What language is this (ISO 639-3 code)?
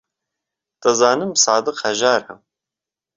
ckb